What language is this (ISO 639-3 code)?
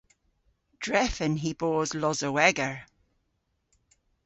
cor